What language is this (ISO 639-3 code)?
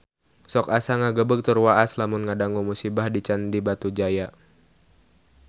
sun